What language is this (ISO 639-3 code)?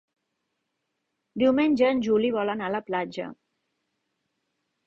cat